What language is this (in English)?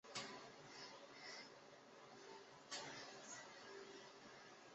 Chinese